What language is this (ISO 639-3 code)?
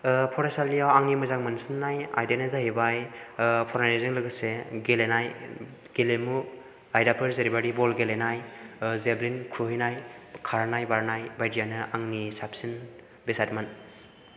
brx